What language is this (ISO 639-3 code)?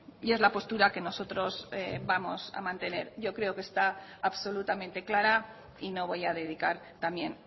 spa